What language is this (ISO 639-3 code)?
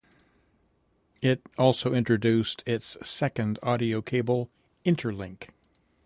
eng